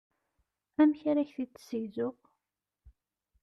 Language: Kabyle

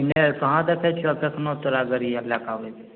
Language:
Maithili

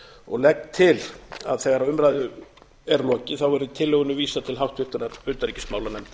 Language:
Icelandic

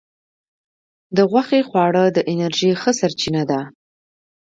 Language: Pashto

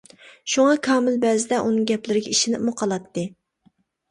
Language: Uyghur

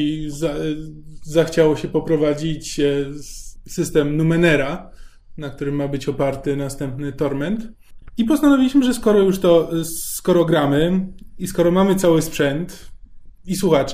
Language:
Polish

